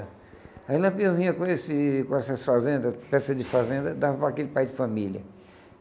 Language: Portuguese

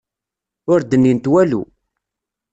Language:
Kabyle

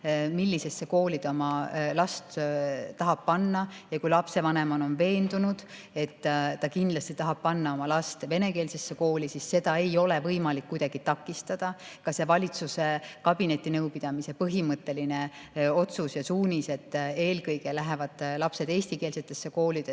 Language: Estonian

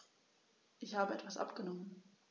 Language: German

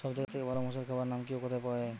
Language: Bangla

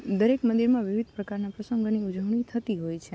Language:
Gujarati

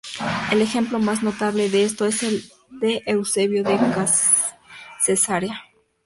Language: Spanish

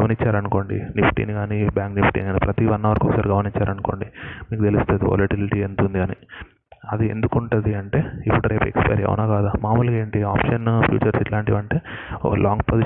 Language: Telugu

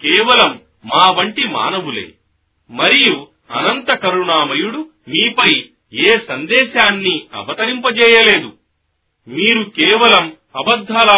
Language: Telugu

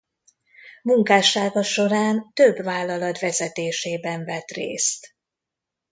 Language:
Hungarian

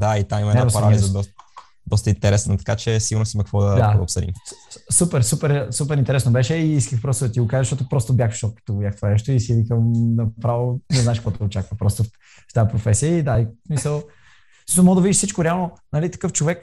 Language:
Bulgarian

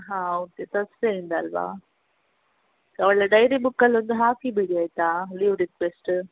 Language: Kannada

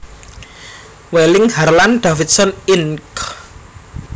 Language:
Javanese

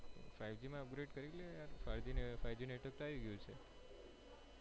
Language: Gujarati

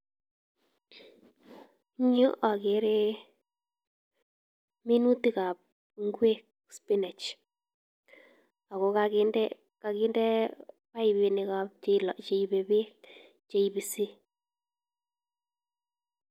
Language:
Kalenjin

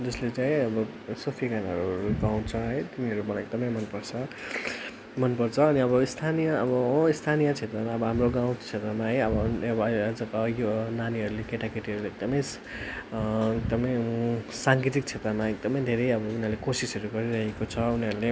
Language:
Nepali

